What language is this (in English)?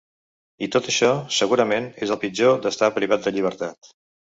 Catalan